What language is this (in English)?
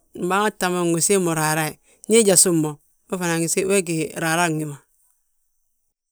Balanta-Ganja